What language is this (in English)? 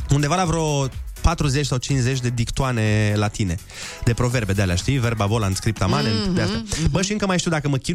Romanian